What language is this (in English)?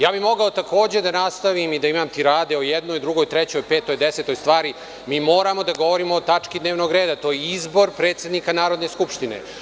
Serbian